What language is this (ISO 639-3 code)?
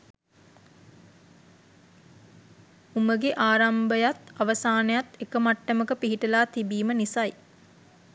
sin